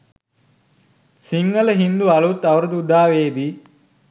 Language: Sinhala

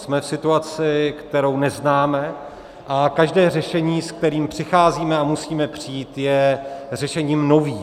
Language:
Czech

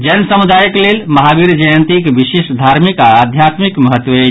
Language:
Maithili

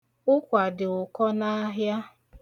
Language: Igbo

